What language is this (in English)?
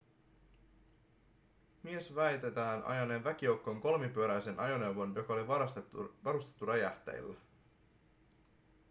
Finnish